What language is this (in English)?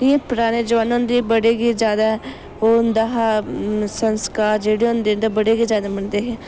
Dogri